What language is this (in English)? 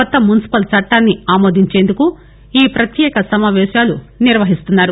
Telugu